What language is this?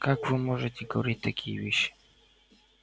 Russian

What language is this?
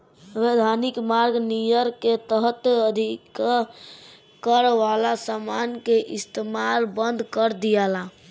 Bhojpuri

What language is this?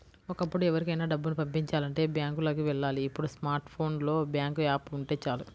Telugu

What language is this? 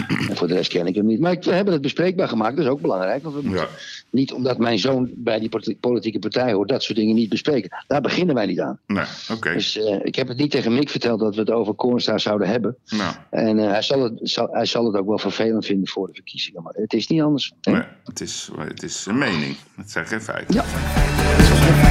Dutch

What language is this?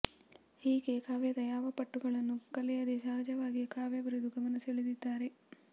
Kannada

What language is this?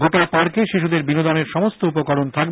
Bangla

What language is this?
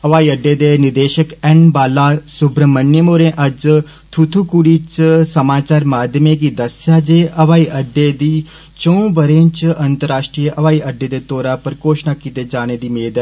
Dogri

